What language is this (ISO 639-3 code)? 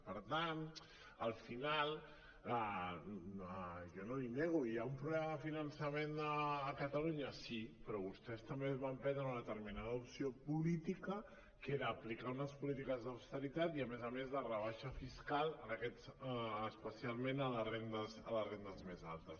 cat